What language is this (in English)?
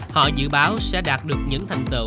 Vietnamese